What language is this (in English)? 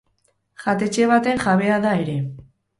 Basque